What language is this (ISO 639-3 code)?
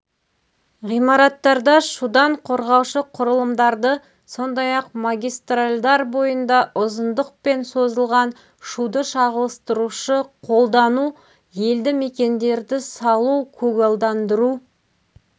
kaz